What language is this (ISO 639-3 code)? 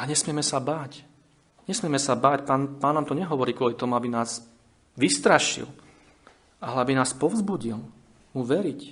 slk